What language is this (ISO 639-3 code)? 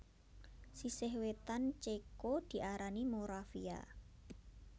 jav